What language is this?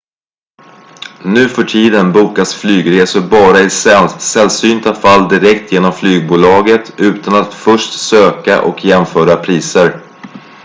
Swedish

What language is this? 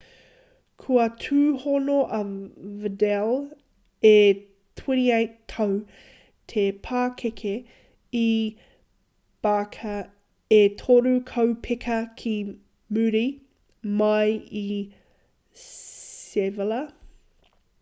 Māori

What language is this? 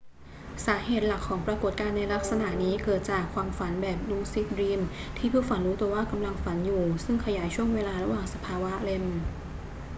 Thai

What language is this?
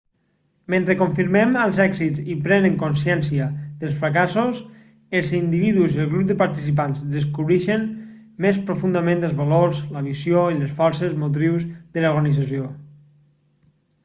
Catalan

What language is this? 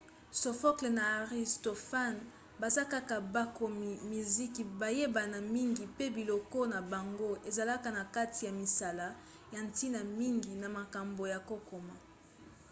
Lingala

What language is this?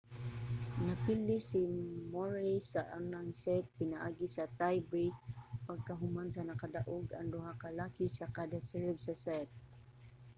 Cebuano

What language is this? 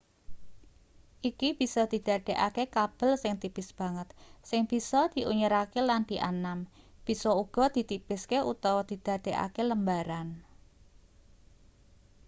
Javanese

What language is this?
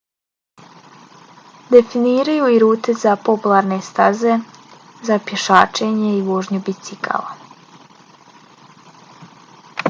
Bosnian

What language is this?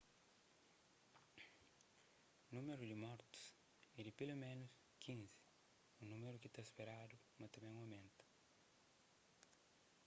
Kabuverdianu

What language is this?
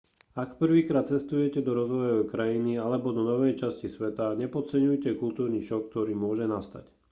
Slovak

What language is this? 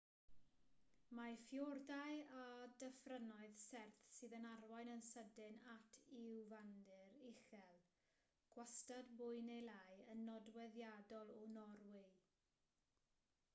Welsh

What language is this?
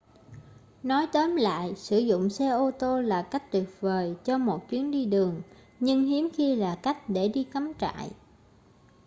Vietnamese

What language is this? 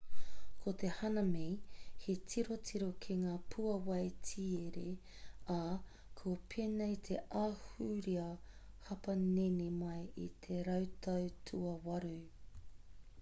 Māori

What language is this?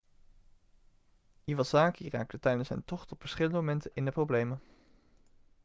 Dutch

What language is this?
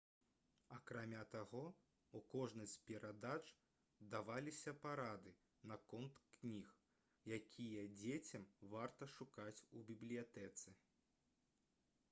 Belarusian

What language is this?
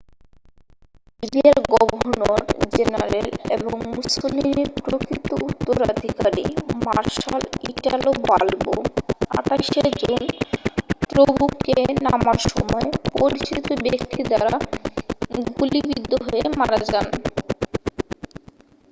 Bangla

